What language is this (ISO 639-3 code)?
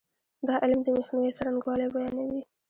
pus